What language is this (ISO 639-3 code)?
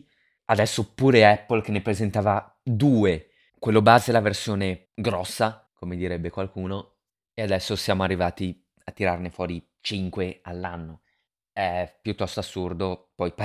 ita